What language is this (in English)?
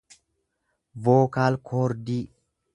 Oromo